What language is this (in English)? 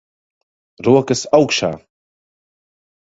Latvian